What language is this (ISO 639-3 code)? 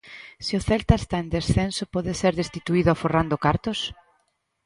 glg